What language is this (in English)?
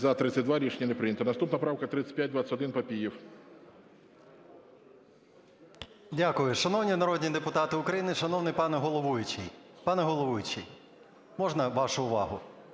Ukrainian